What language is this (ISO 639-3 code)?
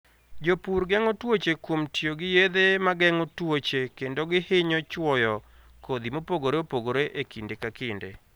luo